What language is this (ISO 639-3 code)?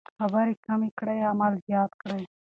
pus